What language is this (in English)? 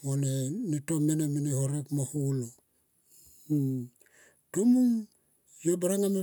Tomoip